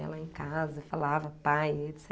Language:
Portuguese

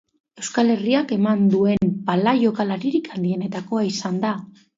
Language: Basque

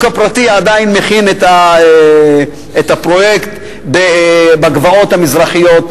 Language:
Hebrew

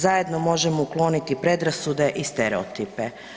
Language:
Croatian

